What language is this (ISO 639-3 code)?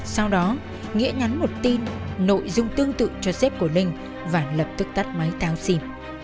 vie